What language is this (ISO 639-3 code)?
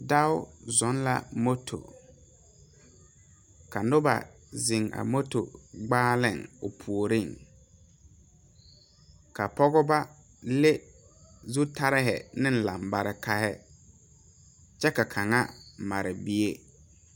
dga